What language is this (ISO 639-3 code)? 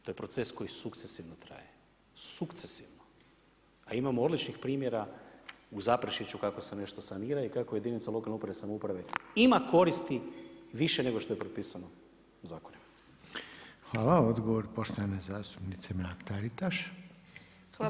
hrv